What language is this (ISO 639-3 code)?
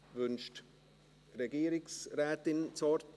gsw